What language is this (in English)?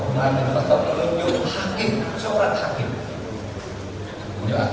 Indonesian